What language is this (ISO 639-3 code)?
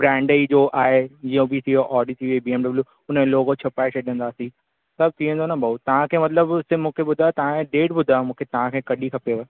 snd